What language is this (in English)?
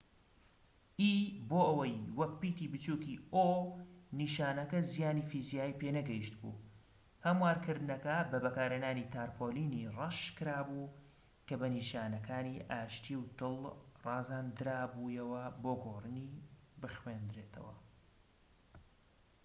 Central Kurdish